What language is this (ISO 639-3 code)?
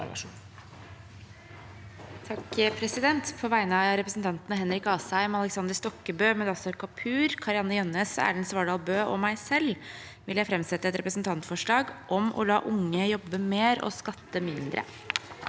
nor